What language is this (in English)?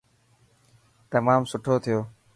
Dhatki